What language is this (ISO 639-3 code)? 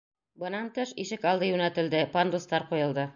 bak